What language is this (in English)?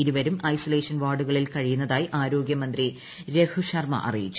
Malayalam